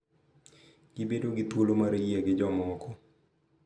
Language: Luo (Kenya and Tanzania)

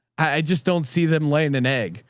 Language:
English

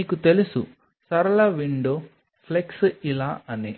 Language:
Telugu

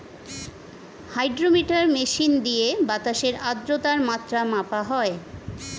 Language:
Bangla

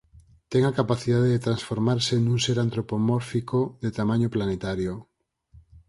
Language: Galician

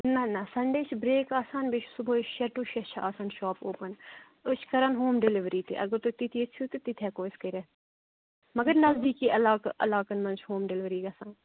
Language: Kashmiri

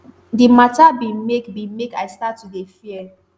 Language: Nigerian Pidgin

